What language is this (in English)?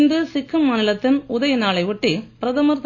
Tamil